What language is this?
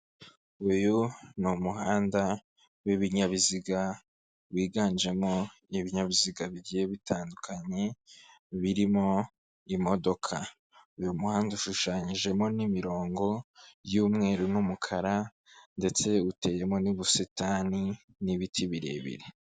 Kinyarwanda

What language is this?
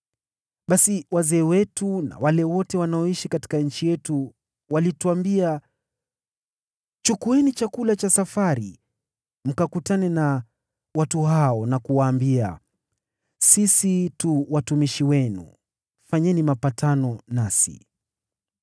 Swahili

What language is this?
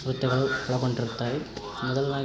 Kannada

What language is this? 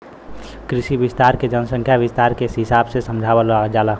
Bhojpuri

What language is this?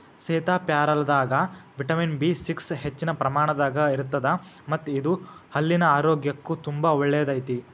Kannada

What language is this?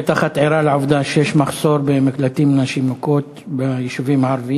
Hebrew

